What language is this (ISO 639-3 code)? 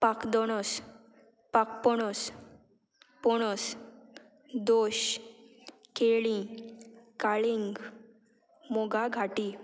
kok